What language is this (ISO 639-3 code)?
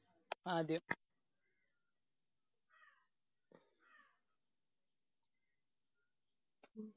mal